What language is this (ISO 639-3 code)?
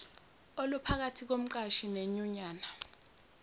zul